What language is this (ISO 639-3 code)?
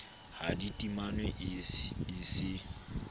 sot